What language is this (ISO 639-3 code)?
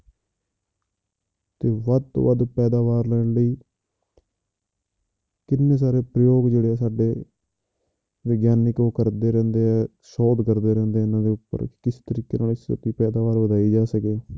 pan